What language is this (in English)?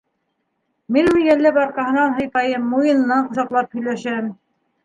Bashkir